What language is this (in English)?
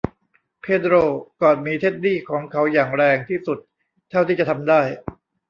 Thai